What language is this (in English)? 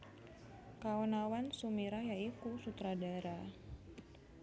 Javanese